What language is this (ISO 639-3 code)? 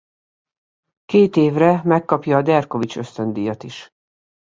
hun